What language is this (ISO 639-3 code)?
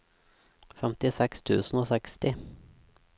nor